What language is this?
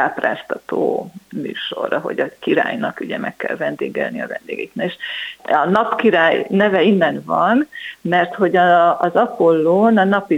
Hungarian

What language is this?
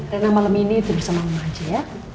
Indonesian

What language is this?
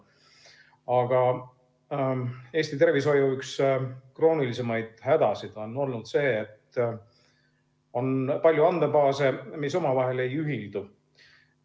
Estonian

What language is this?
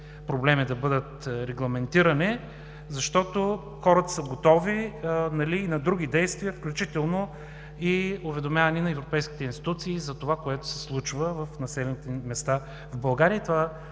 Bulgarian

